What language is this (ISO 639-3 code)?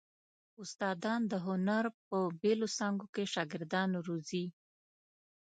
pus